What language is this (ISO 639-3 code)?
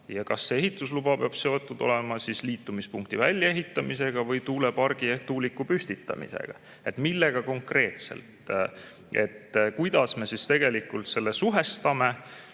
est